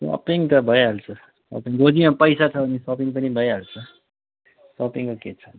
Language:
Nepali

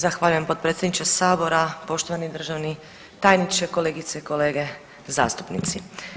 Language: Croatian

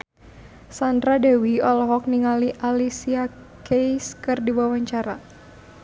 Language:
Sundanese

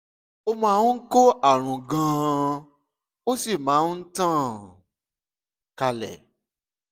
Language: Yoruba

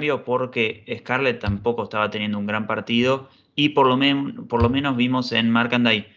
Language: Spanish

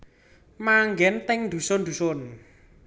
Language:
Javanese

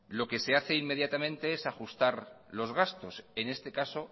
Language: Spanish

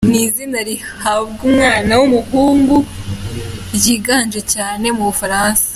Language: Kinyarwanda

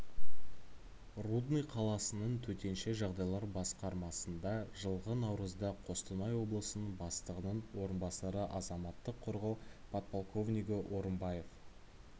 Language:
Kazakh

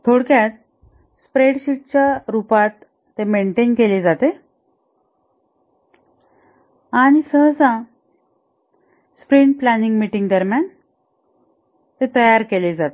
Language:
Marathi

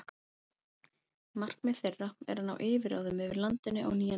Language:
Icelandic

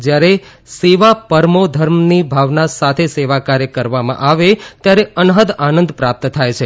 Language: Gujarati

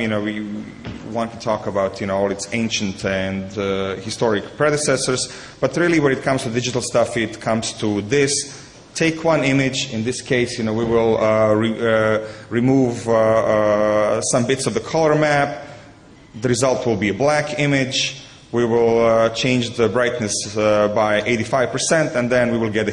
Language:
English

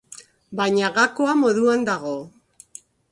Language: Basque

